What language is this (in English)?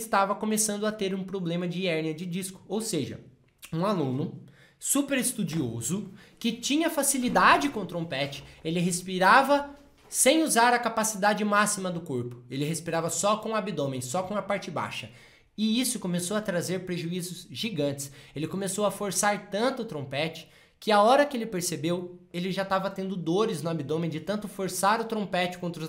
Portuguese